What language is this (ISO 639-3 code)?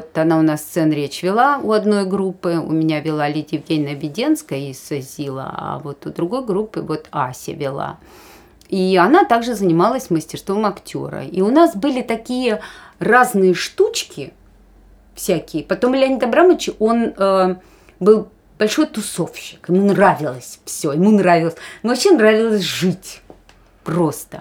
rus